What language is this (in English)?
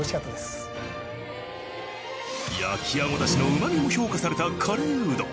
Japanese